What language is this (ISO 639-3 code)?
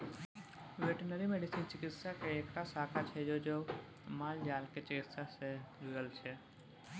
mai